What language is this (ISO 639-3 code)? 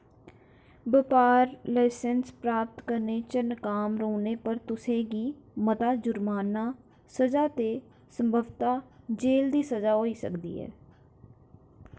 doi